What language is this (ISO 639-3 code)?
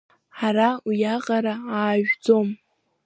abk